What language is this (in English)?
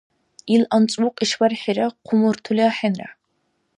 Dargwa